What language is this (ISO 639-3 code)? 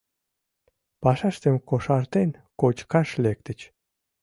chm